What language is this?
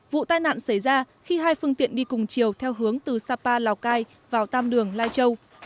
Vietnamese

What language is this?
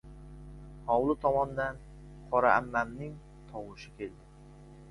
Uzbek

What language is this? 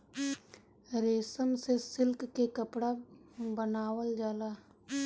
Bhojpuri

